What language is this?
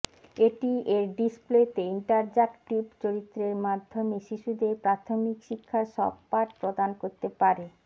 Bangla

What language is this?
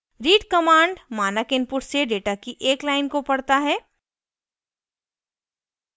Hindi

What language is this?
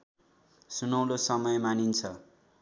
Nepali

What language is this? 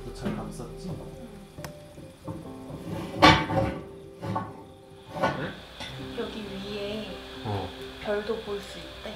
Korean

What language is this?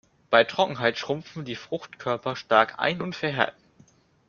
German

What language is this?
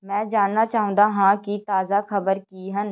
Punjabi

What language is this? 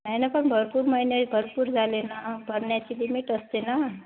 Marathi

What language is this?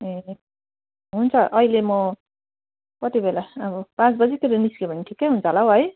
Nepali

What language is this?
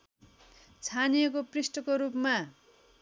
Nepali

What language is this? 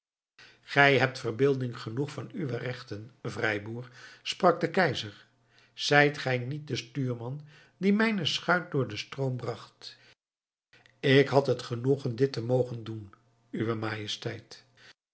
Dutch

